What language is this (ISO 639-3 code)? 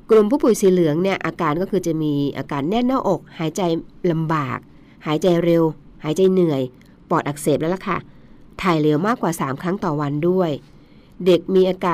tha